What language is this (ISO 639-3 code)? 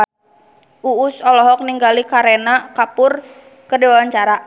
sun